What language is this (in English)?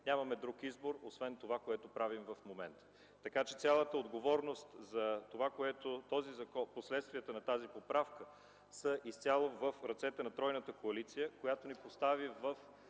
Bulgarian